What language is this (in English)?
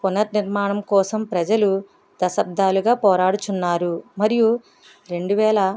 Telugu